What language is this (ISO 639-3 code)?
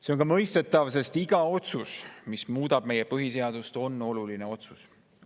est